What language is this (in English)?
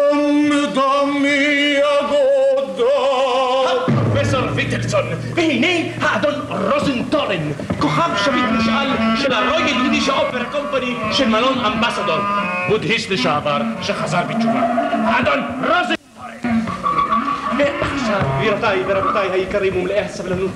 Hebrew